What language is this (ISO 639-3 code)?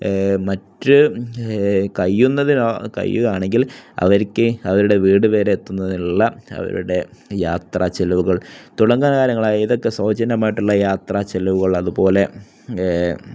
mal